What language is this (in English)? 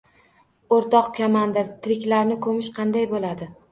Uzbek